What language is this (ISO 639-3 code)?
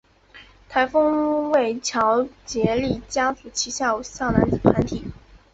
zho